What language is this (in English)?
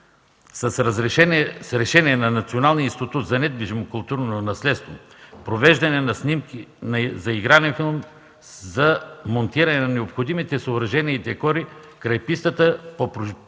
Bulgarian